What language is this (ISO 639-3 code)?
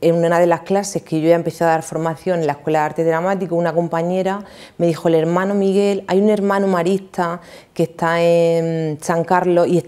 spa